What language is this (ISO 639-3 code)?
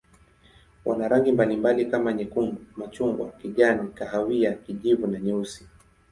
swa